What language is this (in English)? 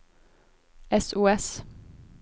Norwegian